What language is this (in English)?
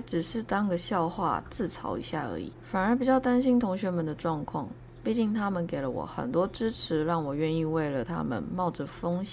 Chinese